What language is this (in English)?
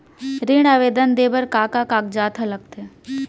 Chhattisgarhi